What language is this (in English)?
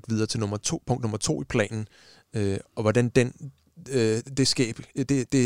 Danish